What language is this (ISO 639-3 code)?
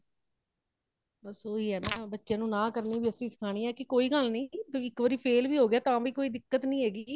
pan